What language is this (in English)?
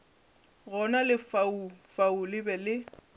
Northern Sotho